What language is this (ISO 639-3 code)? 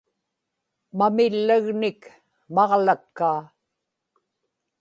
ipk